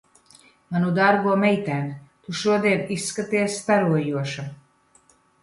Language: Latvian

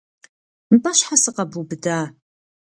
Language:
Kabardian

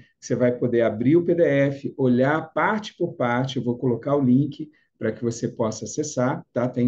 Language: Portuguese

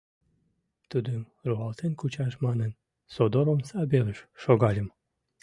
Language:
Mari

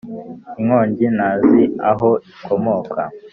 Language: Kinyarwanda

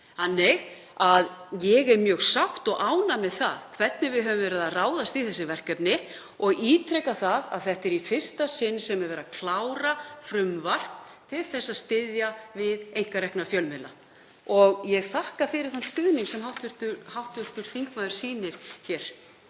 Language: Icelandic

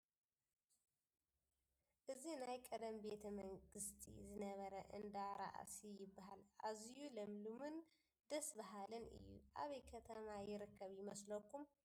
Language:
Tigrinya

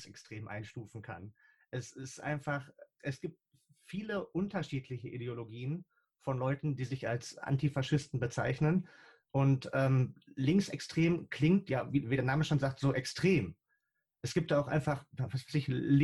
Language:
German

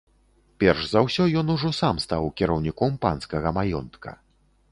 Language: Belarusian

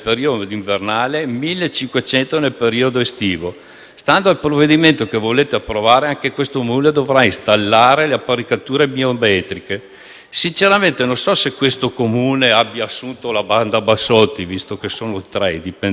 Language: Italian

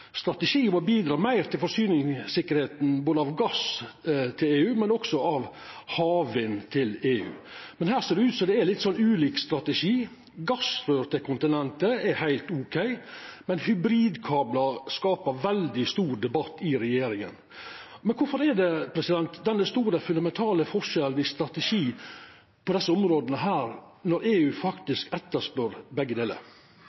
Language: Norwegian Nynorsk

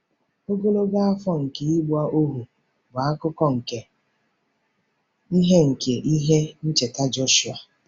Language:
Igbo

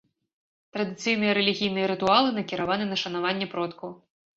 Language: Belarusian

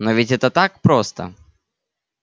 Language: Russian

